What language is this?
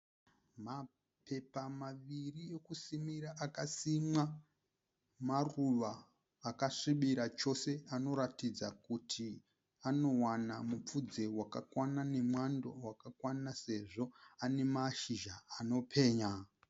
Shona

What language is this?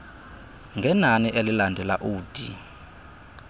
Xhosa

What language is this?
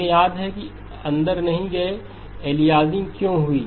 Hindi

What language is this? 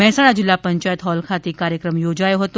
Gujarati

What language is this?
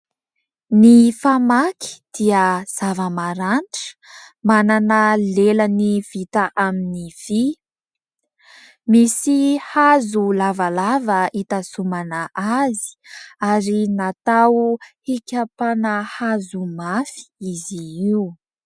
Malagasy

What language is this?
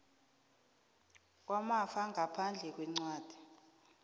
South Ndebele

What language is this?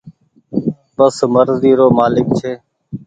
Goaria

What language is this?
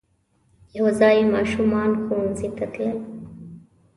Pashto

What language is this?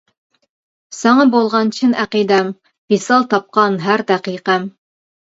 Uyghur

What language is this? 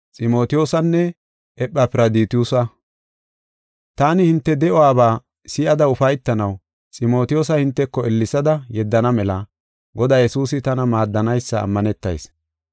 Gofa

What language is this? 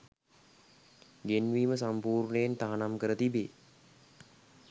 Sinhala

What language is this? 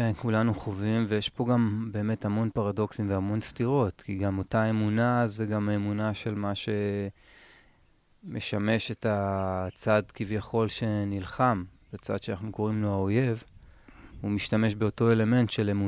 Hebrew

